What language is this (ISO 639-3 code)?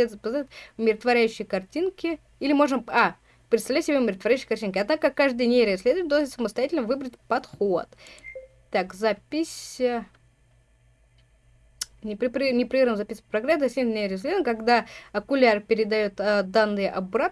rus